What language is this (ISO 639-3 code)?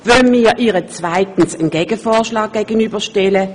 gsw